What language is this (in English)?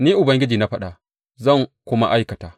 Hausa